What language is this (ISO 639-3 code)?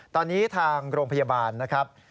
tha